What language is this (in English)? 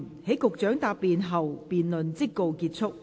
Cantonese